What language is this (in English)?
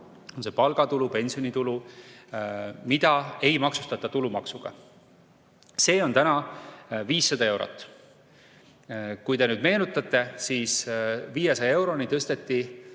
Estonian